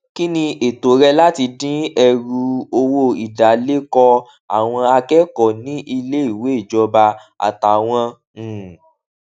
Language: Yoruba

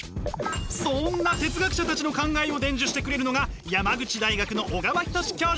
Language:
Japanese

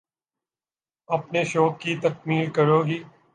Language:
Urdu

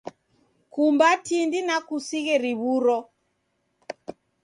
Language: Taita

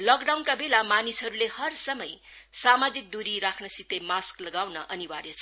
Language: Nepali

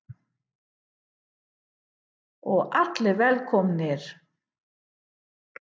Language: Icelandic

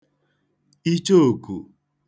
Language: Igbo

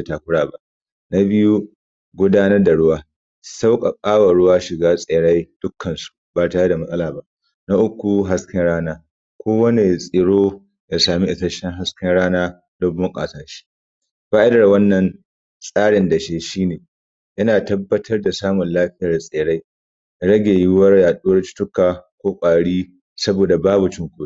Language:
Hausa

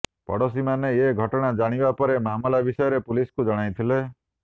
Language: Odia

